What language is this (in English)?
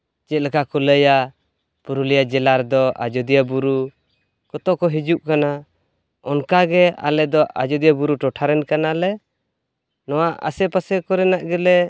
Santali